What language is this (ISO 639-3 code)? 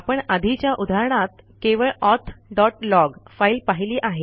mar